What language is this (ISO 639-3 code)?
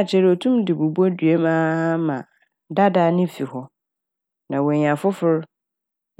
aka